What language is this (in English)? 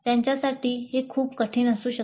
Marathi